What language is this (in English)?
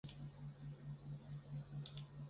Chinese